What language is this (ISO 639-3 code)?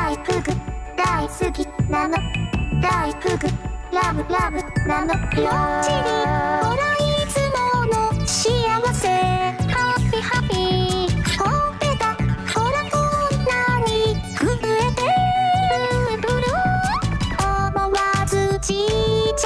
nld